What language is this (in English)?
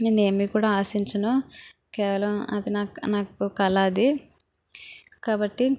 Telugu